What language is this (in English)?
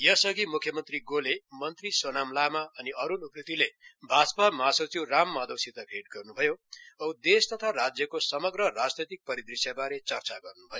Nepali